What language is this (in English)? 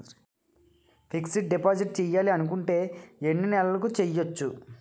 Telugu